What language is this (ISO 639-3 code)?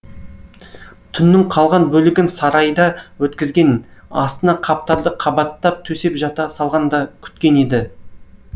kaz